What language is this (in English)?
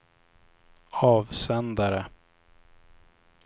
Swedish